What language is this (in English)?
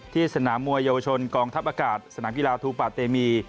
Thai